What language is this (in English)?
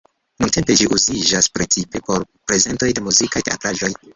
Esperanto